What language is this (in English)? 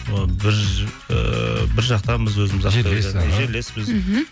Kazakh